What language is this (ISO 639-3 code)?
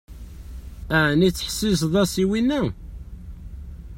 kab